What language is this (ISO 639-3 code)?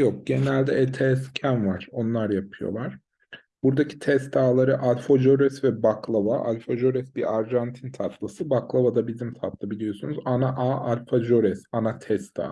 tur